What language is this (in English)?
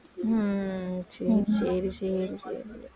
Tamil